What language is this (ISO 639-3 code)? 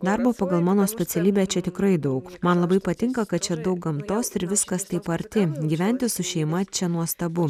lit